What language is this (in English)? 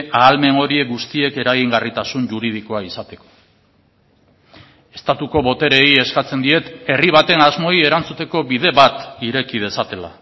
Basque